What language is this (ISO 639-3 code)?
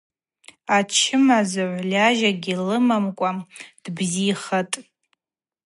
abq